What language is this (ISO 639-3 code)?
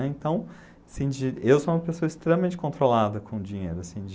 por